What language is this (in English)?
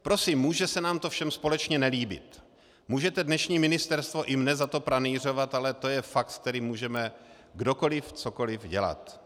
Czech